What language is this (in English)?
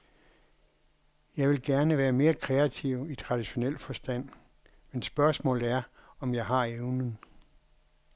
Danish